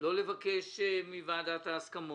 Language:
Hebrew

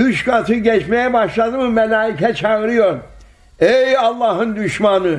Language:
Turkish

